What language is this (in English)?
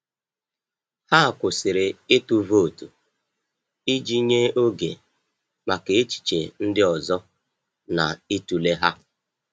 Igbo